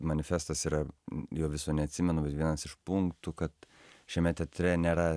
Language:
Lithuanian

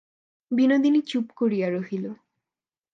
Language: Bangla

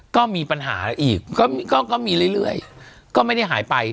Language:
Thai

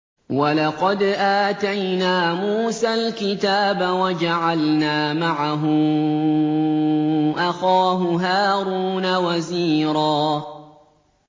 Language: Arabic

